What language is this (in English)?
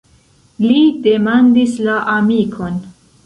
Esperanto